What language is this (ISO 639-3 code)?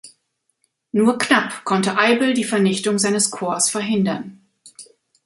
deu